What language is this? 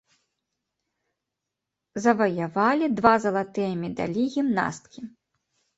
Belarusian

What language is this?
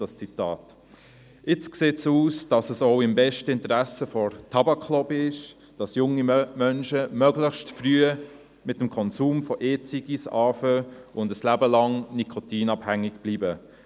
Swiss German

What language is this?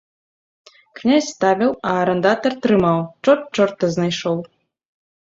Belarusian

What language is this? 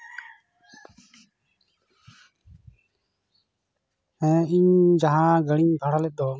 Santali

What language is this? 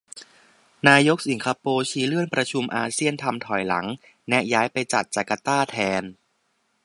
Thai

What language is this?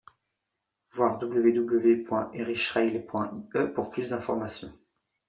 French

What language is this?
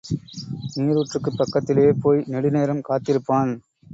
Tamil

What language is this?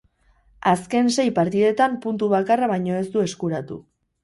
Basque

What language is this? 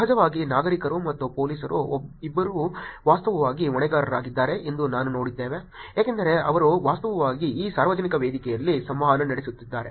Kannada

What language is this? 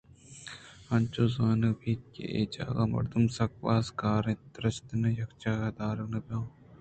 Eastern Balochi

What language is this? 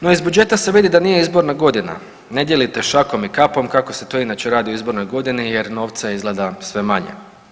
Croatian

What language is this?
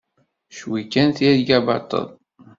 Kabyle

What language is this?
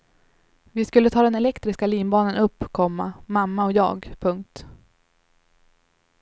Swedish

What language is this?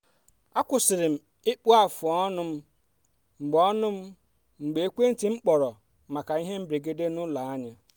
Igbo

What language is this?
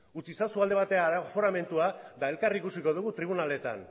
Basque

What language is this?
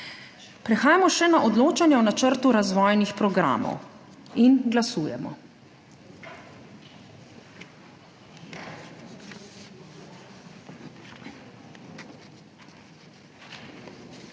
Slovenian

